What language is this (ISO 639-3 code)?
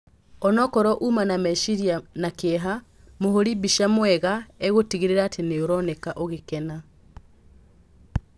kik